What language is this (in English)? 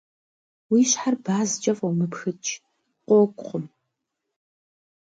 Kabardian